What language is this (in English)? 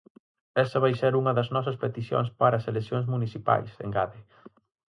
Galician